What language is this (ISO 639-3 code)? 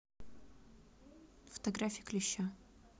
rus